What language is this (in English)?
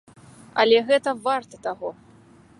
Belarusian